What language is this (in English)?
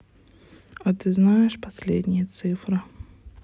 Russian